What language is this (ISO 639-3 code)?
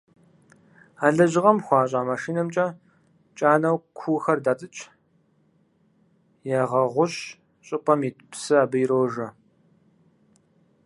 kbd